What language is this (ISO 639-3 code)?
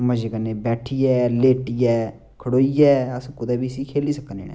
doi